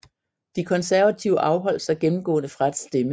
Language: Danish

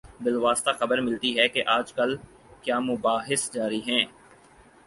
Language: Urdu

